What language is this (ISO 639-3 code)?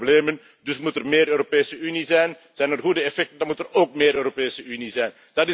nld